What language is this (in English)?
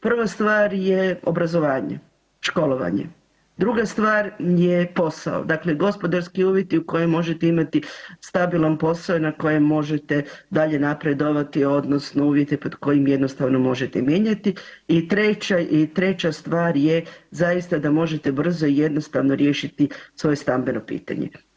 Croatian